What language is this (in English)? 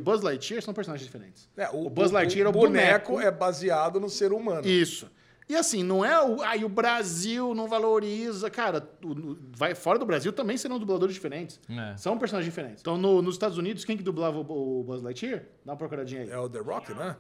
Portuguese